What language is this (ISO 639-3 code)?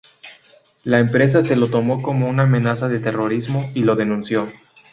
spa